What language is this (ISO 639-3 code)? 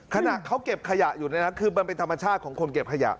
tha